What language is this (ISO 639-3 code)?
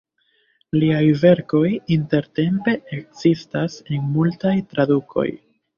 epo